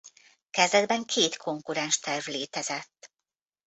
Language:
Hungarian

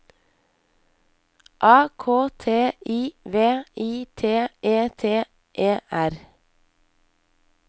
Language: Norwegian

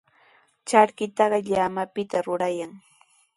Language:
Sihuas Ancash Quechua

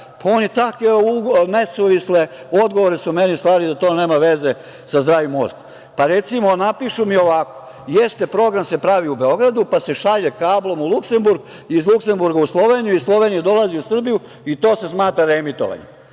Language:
Serbian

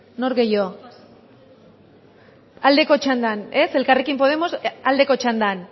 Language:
Basque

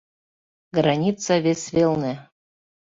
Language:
Mari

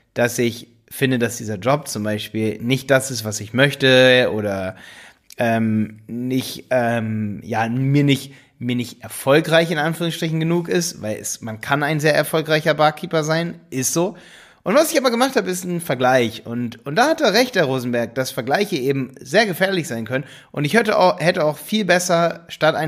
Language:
German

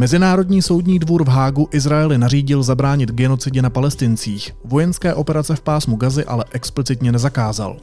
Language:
Czech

